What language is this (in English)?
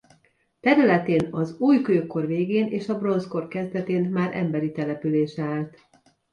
Hungarian